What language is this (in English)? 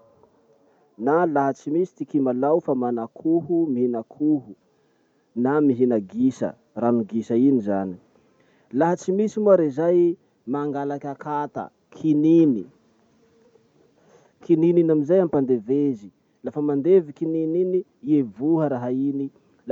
Masikoro Malagasy